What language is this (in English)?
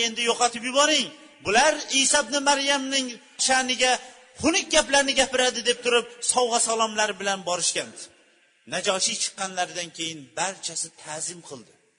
Bulgarian